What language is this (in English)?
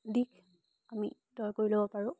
Assamese